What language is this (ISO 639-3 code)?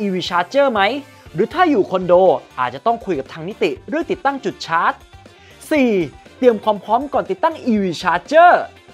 tha